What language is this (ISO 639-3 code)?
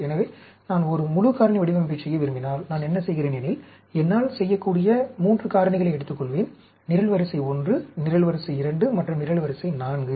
tam